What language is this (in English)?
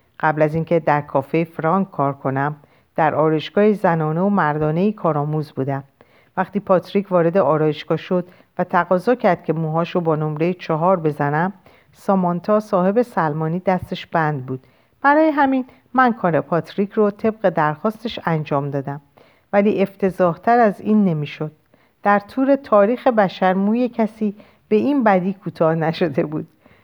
Persian